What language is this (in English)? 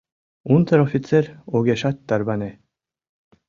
Mari